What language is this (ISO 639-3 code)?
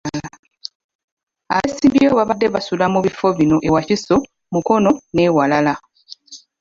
lug